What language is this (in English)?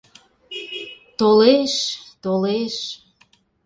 Mari